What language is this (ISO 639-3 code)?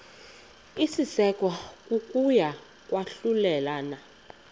xho